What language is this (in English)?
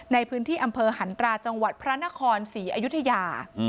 Thai